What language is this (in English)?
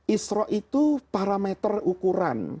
Indonesian